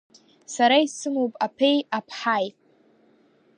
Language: Abkhazian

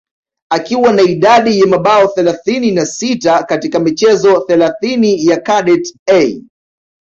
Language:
Swahili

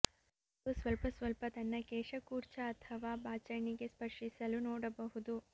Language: Kannada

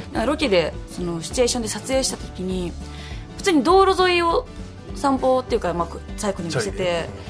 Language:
Japanese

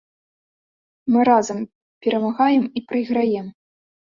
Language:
Belarusian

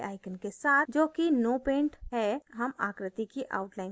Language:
Hindi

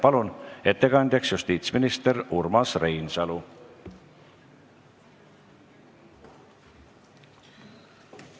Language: Estonian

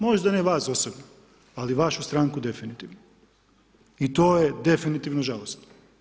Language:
Croatian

